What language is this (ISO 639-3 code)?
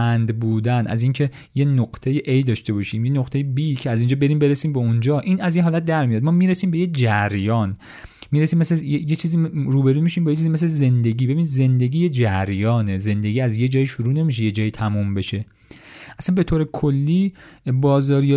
fas